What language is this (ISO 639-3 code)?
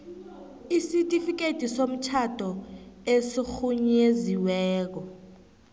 nbl